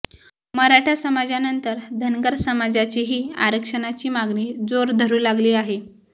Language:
Marathi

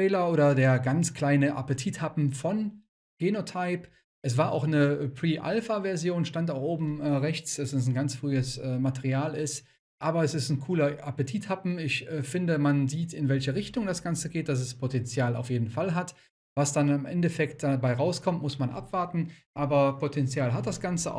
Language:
German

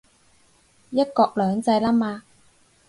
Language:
Cantonese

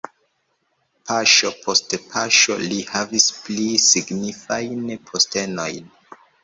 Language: Esperanto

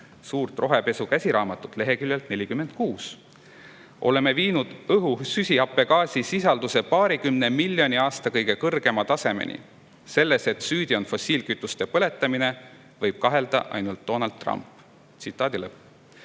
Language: Estonian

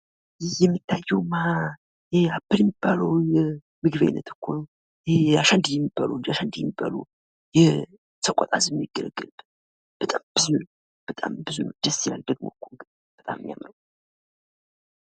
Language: Amharic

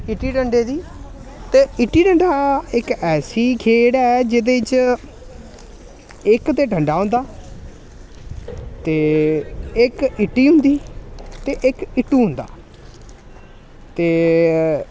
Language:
Dogri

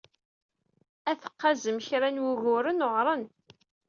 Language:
Kabyle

